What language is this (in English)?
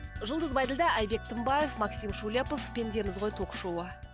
Kazakh